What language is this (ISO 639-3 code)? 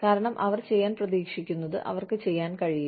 mal